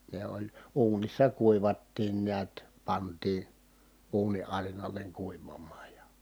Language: Finnish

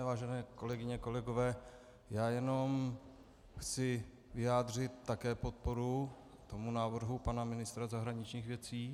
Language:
Czech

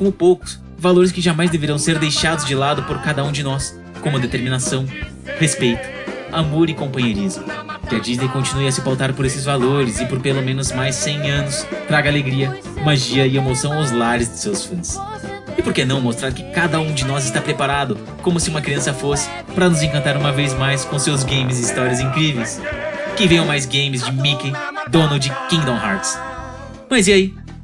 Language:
Portuguese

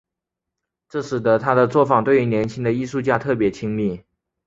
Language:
Chinese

